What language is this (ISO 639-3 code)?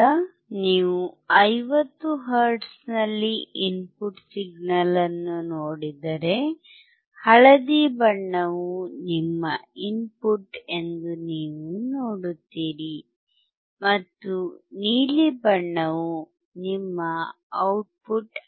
kan